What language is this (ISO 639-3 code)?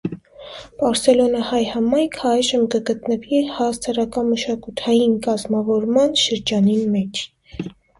hye